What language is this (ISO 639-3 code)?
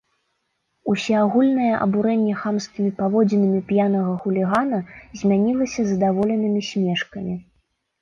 bel